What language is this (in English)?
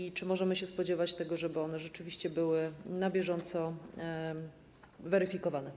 Polish